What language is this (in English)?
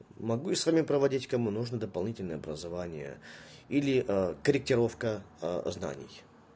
Russian